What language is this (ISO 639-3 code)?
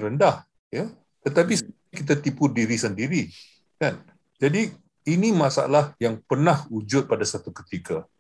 msa